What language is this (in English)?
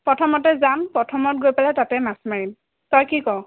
Assamese